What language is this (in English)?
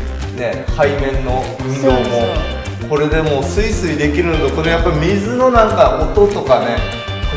Japanese